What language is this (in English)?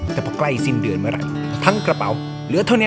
Thai